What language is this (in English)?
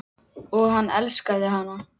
Icelandic